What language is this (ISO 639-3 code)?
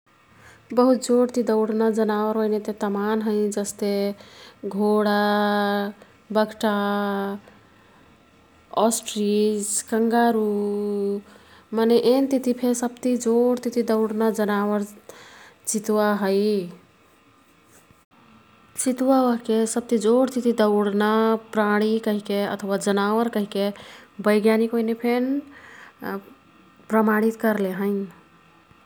tkt